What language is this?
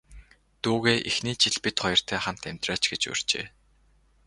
Mongolian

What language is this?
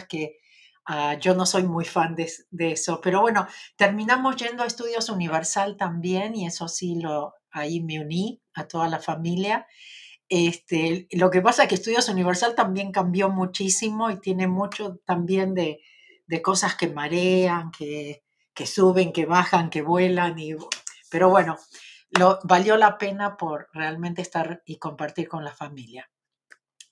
Spanish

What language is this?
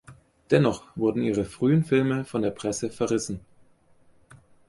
German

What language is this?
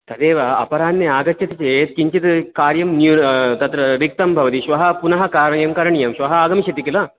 Sanskrit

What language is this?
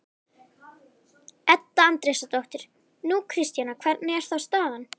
Icelandic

